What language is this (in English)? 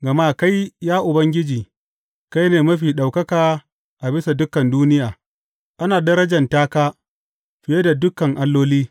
Hausa